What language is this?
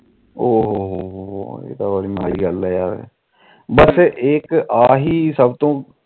Punjabi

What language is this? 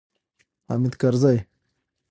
Pashto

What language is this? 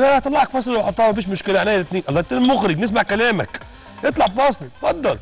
Arabic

